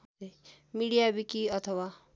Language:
Nepali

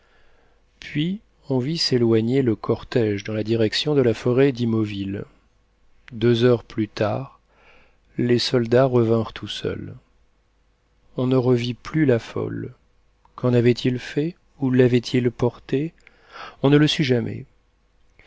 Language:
French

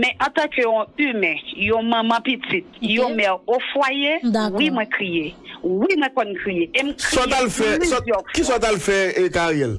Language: French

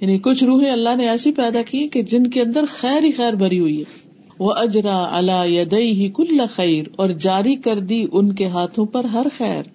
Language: Urdu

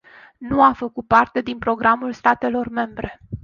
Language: Romanian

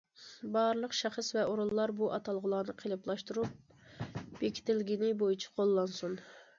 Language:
Uyghur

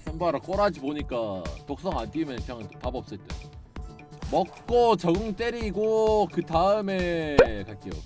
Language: Korean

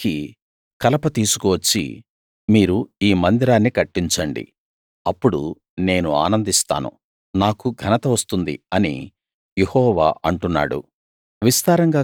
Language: Telugu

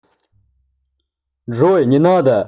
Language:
Russian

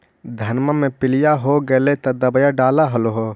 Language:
Magahi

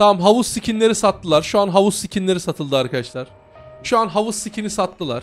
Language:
Turkish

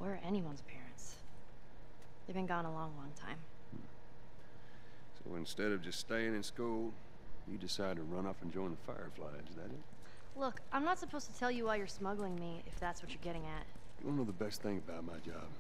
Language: Turkish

